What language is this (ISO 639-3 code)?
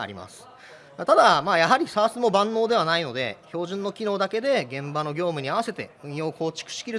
jpn